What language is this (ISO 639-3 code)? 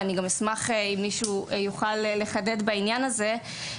heb